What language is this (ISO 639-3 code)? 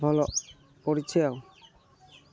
ori